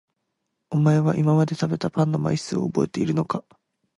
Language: Japanese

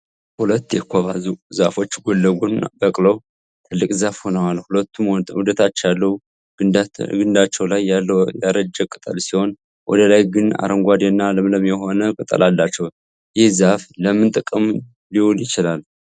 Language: Amharic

